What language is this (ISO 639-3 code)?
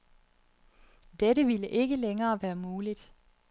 dan